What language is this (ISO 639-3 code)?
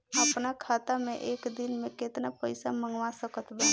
bho